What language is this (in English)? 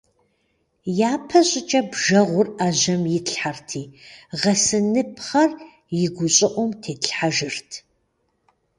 Kabardian